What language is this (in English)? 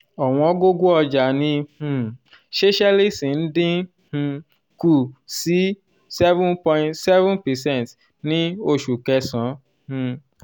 Yoruba